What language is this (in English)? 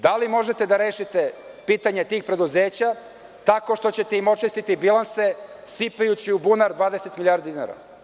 Serbian